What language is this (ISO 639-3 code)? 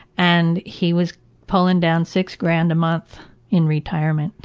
eng